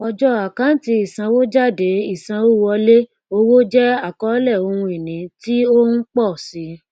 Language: Yoruba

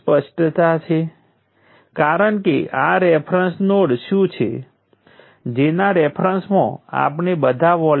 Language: Gujarati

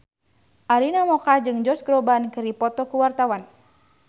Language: Sundanese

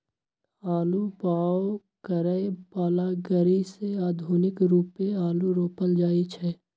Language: Magahi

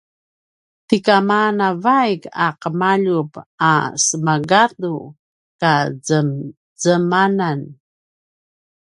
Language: Paiwan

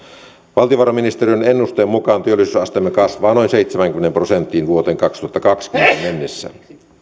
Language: Finnish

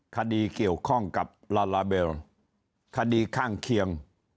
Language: Thai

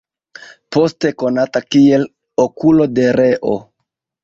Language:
Esperanto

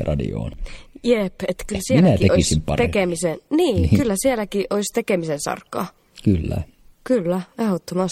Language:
Finnish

